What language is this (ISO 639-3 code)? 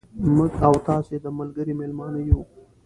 pus